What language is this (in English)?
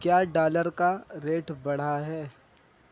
Urdu